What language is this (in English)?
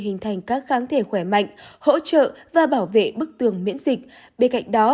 Vietnamese